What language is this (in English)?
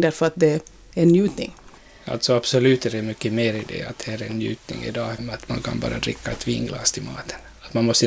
Swedish